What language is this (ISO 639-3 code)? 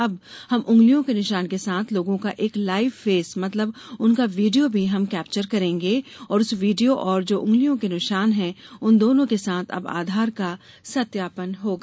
hin